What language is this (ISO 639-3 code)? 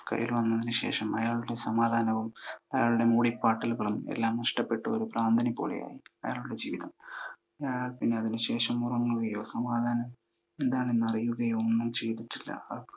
mal